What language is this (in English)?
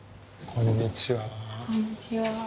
Japanese